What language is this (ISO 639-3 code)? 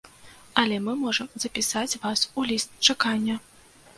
bel